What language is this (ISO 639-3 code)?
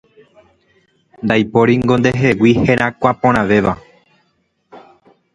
grn